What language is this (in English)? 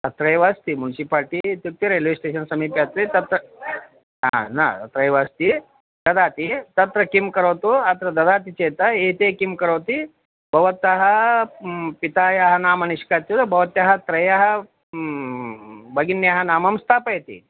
Sanskrit